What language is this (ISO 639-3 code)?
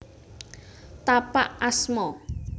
jav